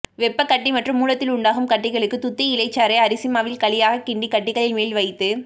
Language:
Tamil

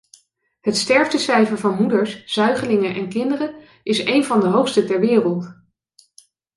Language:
Dutch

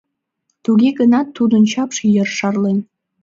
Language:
Mari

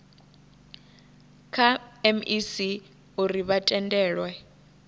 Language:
Venda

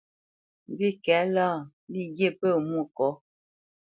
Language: Bamenyam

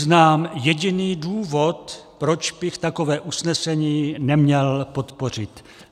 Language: Czech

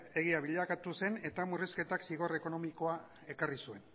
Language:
Basque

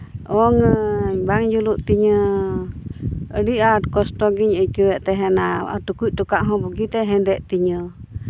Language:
Santali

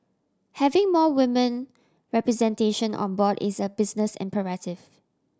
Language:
English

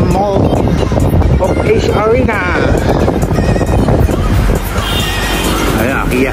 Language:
Filipino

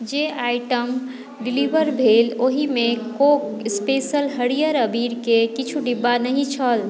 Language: Maithili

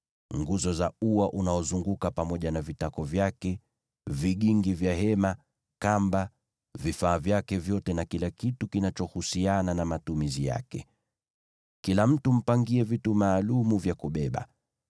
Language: Swahili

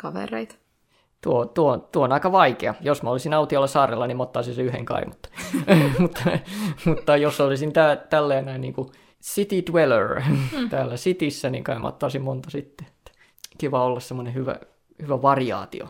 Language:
Finnish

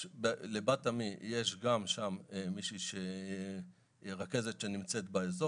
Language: Hebrew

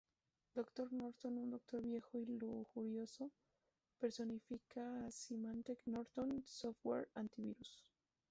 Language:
Spanish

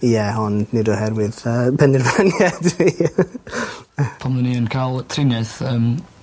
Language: Welsh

